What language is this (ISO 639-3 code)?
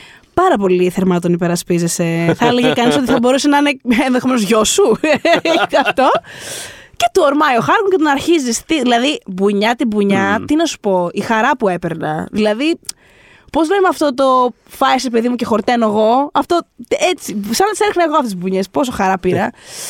ell